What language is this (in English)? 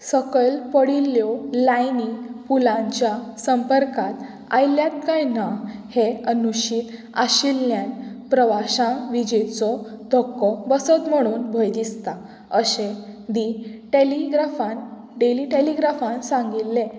Konkani